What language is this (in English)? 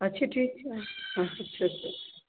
Maithili